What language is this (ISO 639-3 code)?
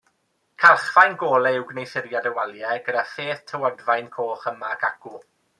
cym